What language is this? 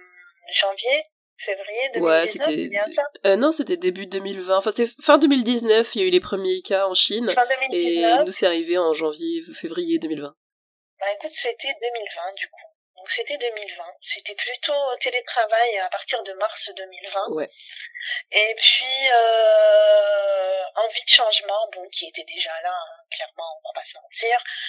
French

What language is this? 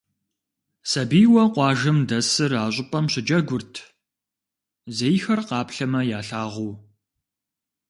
Kabardian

